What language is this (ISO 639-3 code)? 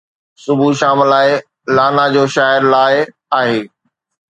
snd